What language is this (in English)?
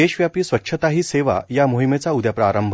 Marathi